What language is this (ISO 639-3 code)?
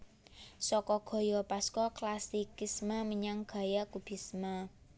jav